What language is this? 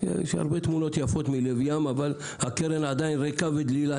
Hebrew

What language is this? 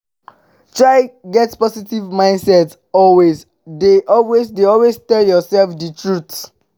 Nigerian Pidgin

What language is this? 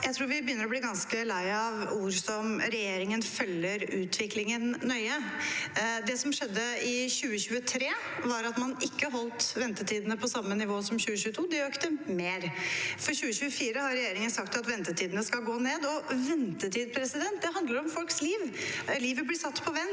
Norwegian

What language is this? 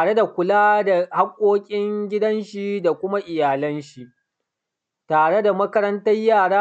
Hausa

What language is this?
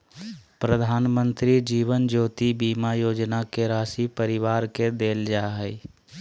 Magahi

